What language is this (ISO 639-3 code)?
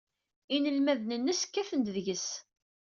kab